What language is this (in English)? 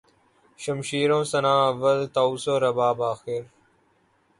Urdu